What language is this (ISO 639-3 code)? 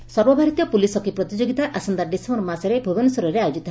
ori